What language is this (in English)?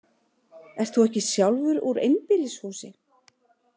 Icelandic